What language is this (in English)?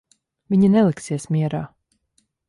Latvian